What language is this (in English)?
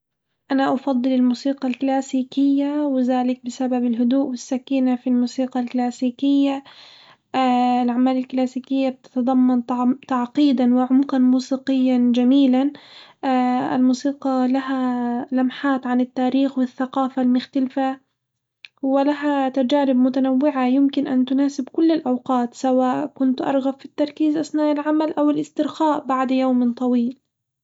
Hijazi Arabic